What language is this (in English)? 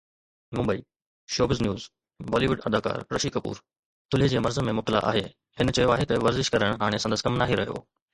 Sindhi